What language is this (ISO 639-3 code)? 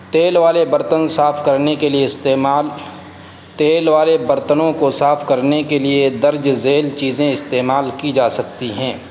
urd